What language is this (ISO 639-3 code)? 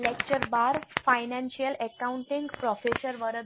guj